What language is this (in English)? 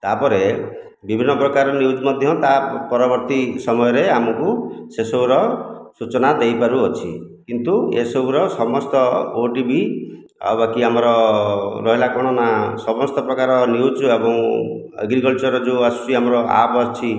Odia